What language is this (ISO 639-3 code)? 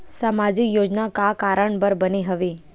hne